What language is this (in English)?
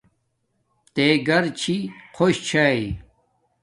Domaaki